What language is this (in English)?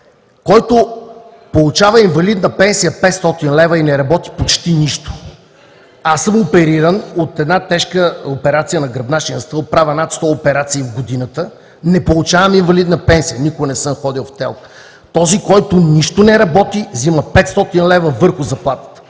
Bulgarian